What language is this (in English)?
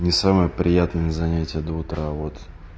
Russian